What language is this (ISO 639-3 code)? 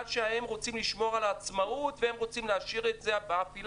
heb